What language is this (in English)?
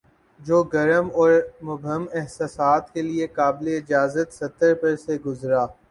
Urdu